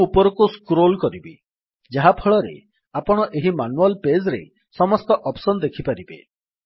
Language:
Odia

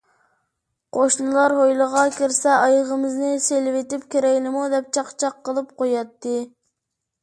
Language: Uyghur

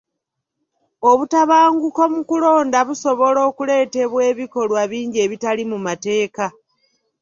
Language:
Ganda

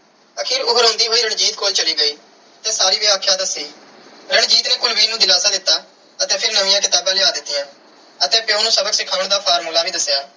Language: Punjabi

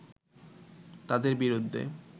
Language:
Bangla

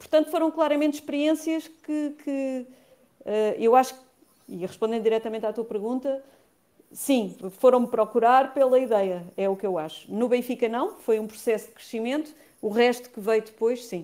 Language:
Portuguese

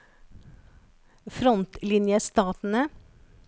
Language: Norwegian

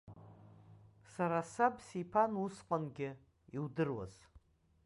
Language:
Abkhazian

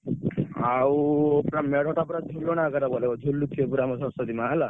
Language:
Odia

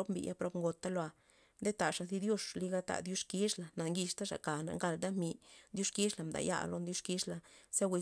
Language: Loxicha Zapotec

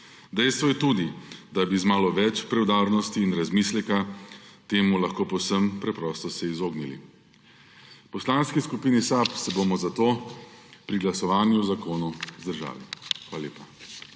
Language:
Slovenian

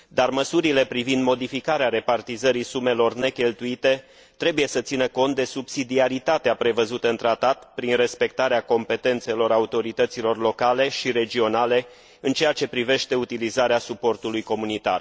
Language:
Romanian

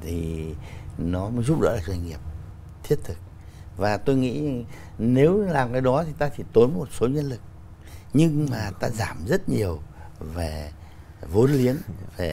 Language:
Vietnamese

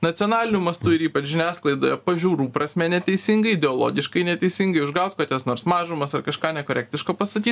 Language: Lithuanian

